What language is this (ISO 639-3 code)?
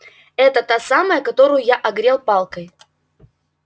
rus